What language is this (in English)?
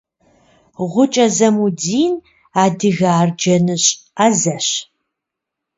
Kabardian